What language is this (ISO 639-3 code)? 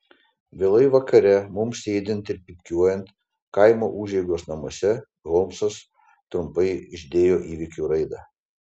lit